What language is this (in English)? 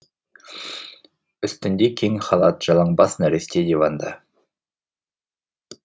Kazakh